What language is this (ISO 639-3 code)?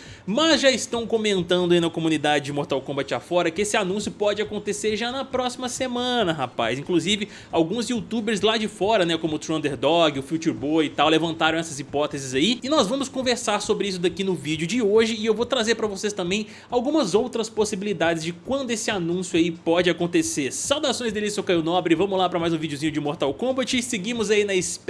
por